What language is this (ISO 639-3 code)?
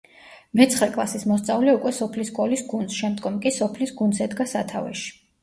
kat